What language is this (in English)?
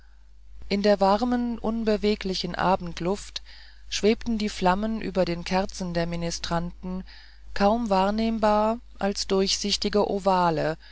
German